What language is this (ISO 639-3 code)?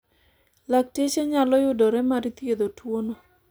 luo